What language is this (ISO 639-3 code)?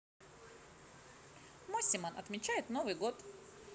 rus